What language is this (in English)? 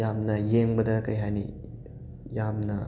Manipuri